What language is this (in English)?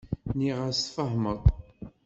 Kabyle